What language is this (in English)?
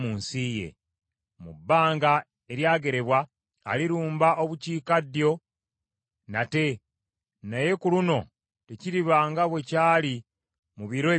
Ganda